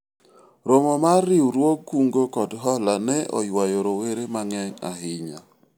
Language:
Luo (Kenya and Tanzania)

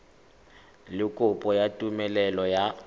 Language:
Tswana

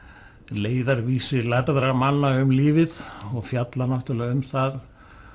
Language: Icelandic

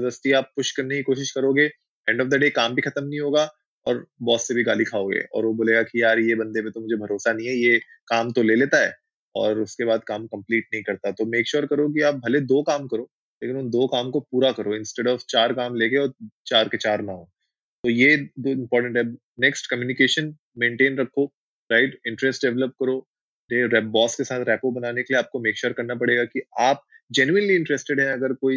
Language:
Hindi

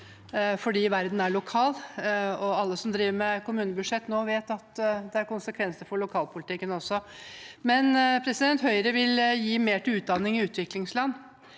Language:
Norwegian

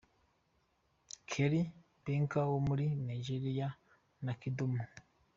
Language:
Kinyarwanda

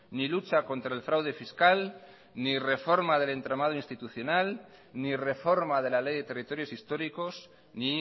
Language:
Spanish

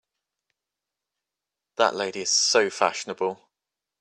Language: English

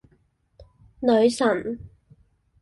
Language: Cantonese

